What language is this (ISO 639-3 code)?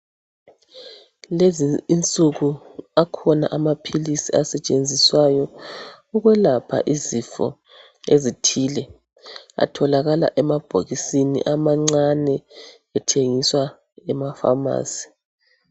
nde